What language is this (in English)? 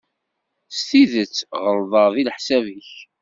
Kabyle